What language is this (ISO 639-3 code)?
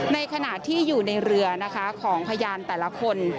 tha